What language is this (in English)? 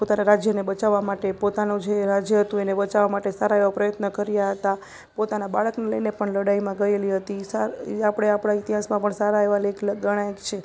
Gujarati